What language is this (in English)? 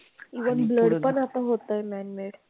Marathi